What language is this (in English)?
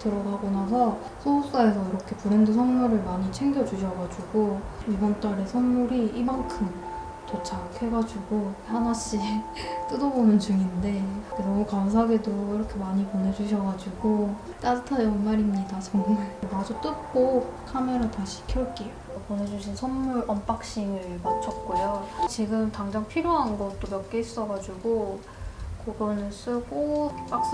Korean